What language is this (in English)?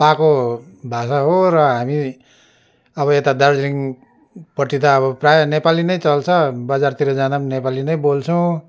Nepali